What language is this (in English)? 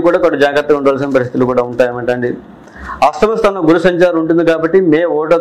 Telugu